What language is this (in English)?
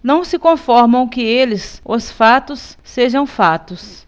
Portuguese